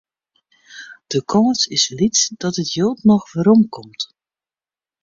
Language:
Western Frisian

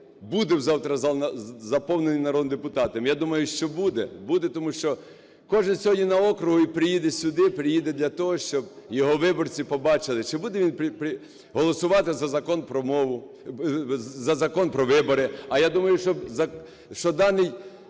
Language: Ukrainian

